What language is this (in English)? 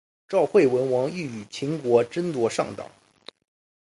Chinese